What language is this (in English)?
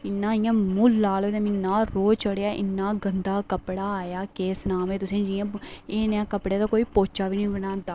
Dogri